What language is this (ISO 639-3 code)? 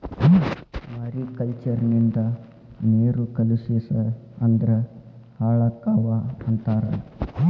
kan